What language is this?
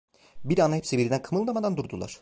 Turkish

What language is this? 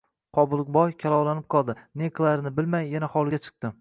Uzbek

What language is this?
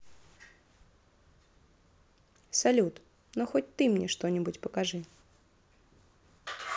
Russian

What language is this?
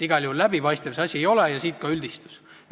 Estonian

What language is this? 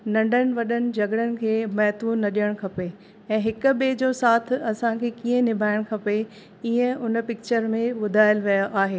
Sindhi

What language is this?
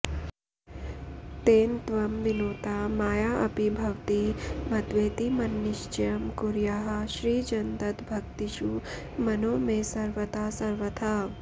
Sanskrit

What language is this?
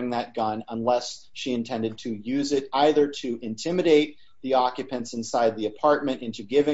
English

